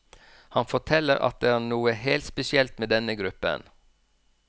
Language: Norwegian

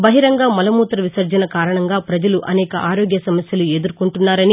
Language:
Telugu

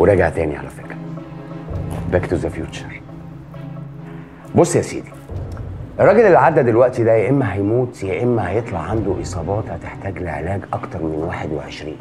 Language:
Arabic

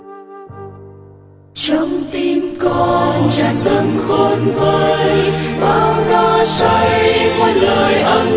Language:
Vietnamese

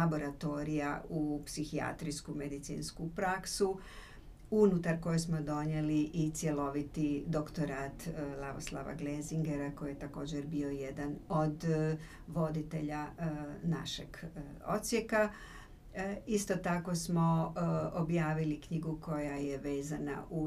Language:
Croatian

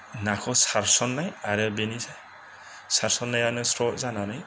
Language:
Bodo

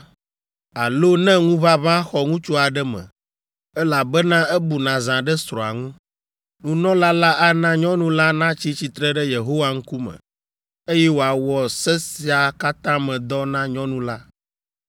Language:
Ewe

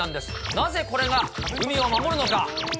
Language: Japanese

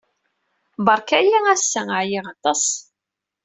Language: Kabyle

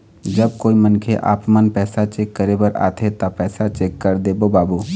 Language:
Chhattisgarhi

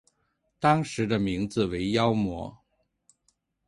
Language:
Chinese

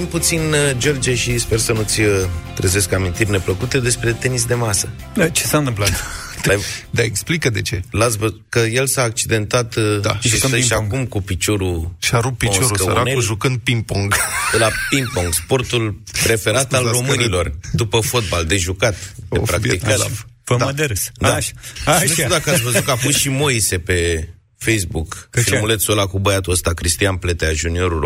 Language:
Romanian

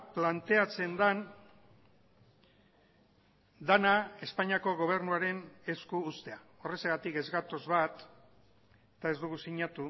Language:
Basque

